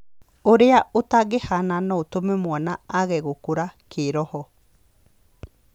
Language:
Kikuyu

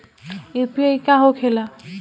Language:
Bhojpuri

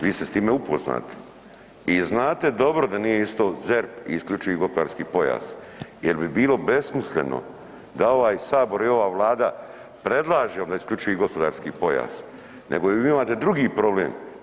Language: Croatian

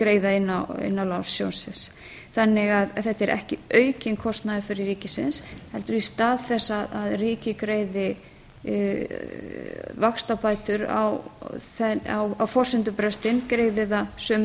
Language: Icelandic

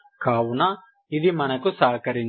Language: Telugu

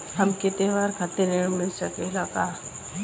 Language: Bhojpuri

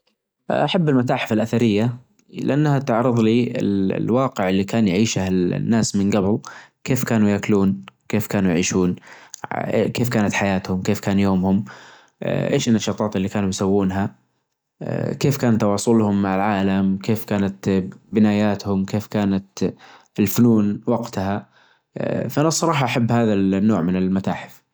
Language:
Najdi Arabic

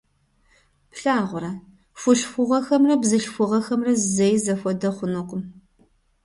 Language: Kabardian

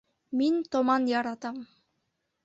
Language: Bashkir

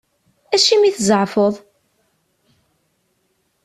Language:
Kabyle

